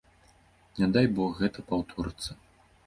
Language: Belarusian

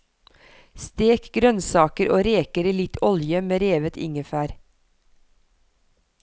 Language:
Norwegian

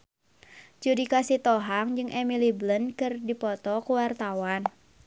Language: Sundanese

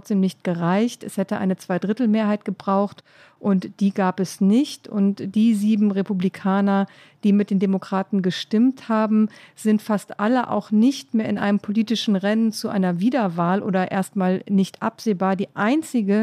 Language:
German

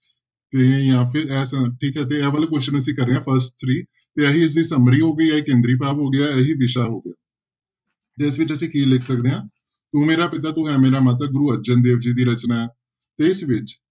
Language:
Punjabi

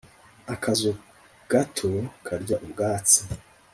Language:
Kinyarwanda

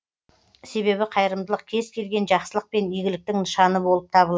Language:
Kazakh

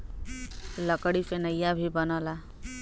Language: Bhojpuri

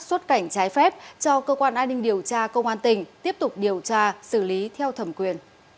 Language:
Vietnamese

